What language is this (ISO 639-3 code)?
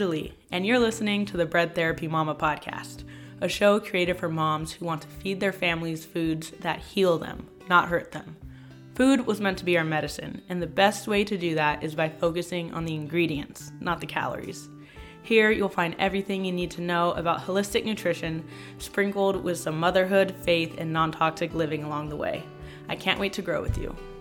eng